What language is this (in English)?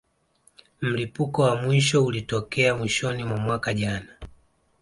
Swahili